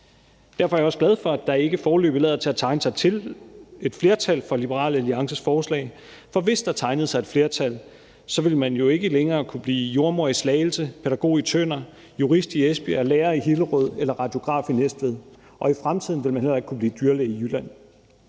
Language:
Danish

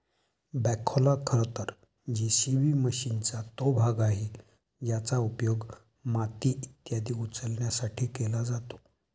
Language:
Marathi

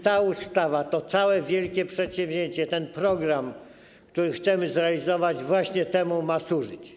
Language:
Polish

